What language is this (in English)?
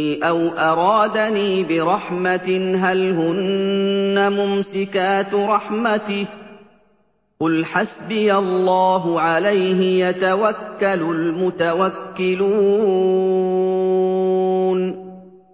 Arabic